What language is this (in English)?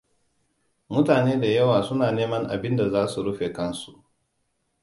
Hausa